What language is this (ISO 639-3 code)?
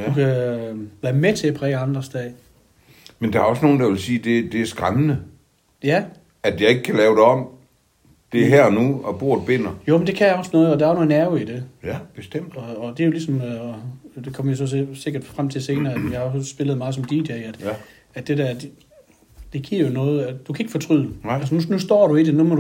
dan